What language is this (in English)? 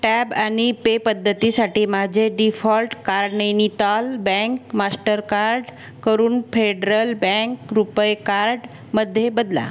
Marathi